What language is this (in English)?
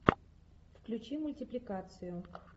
Russian